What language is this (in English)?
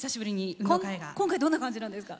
Japanese